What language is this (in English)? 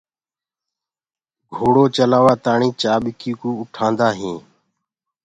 Gurgula